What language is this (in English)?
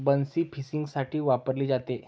Marathi